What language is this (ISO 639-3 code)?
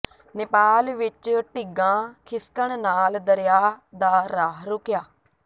pan